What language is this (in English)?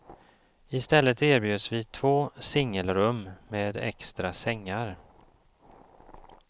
Swedish